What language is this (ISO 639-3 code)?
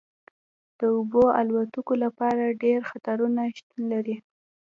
pus